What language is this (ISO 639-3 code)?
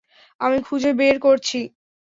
ben